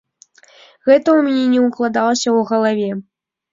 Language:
Belarusian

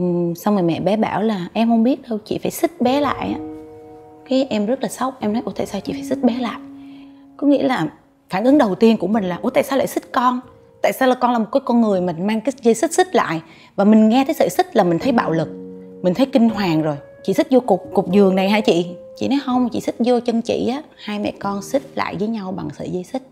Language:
Vietnamese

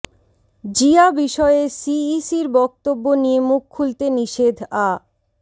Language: Bangla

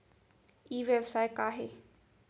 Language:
Chhattisgarhi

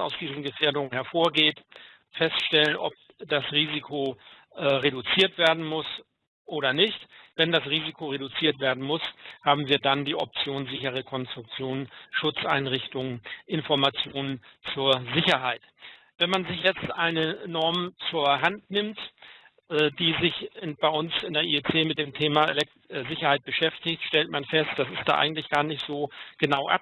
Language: German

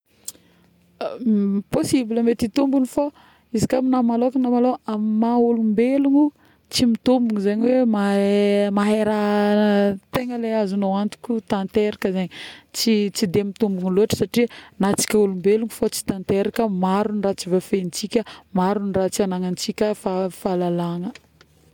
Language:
Northern Betsimisaraka Malagasy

